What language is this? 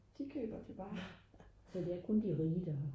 Danish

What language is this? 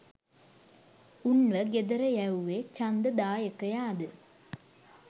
Sinhala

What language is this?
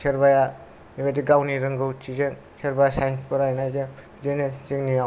Bodo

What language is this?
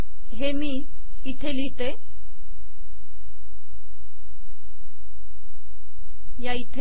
Marathi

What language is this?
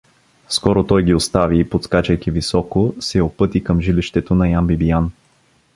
Bulgarian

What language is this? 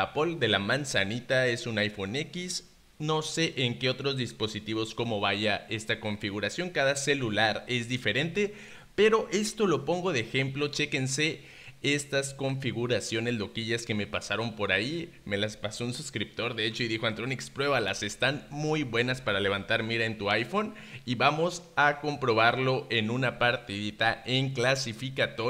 Spanish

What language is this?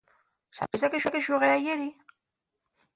Asturian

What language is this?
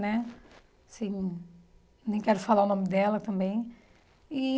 Portuguese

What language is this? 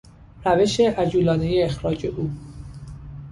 Persian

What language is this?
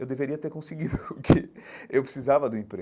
Portuguese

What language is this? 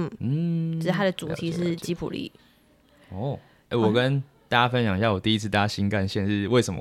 Chinese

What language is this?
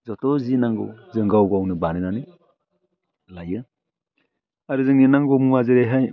Bodo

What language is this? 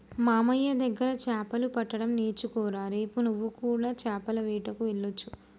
Telugu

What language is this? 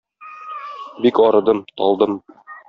Tatar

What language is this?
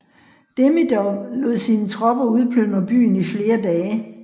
Danish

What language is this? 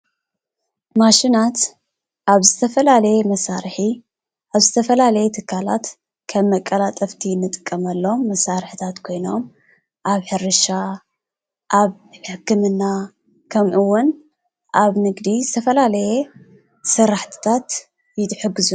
Tigrinya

